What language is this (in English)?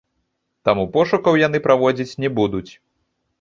Belarusian